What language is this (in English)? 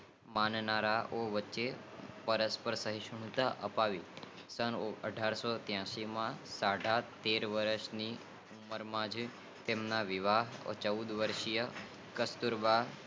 Gujarati